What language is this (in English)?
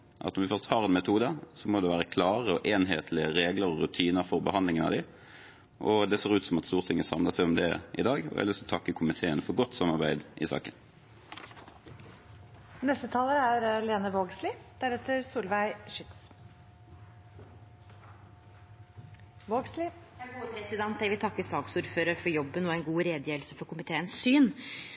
Norwegian